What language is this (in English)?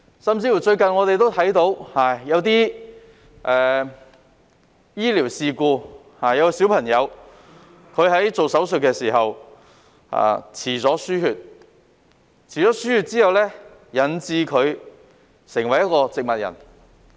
Cantonese